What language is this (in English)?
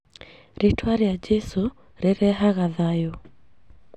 Kikuyu